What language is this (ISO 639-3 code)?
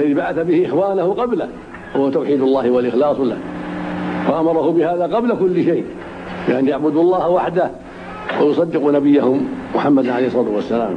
ara